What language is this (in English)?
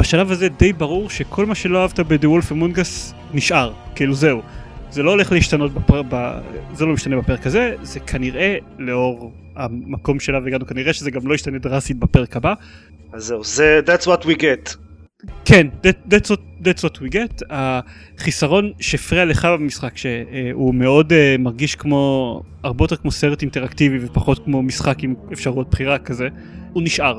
Hebrew